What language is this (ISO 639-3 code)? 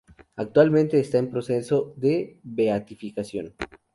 spa